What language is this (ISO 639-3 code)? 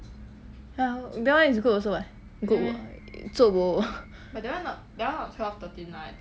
eng